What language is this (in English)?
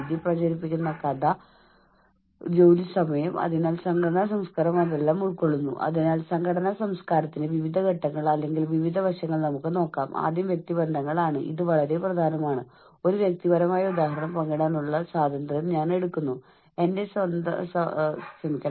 Malayalam